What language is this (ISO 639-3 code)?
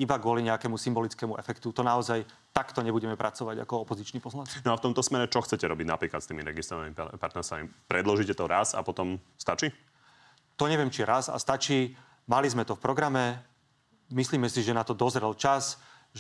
slk